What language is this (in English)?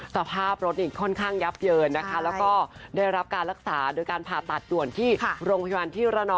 Thai